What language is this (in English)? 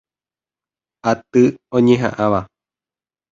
Guarani